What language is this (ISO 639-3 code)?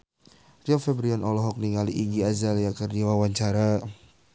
sun